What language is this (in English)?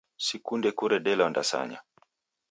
Taita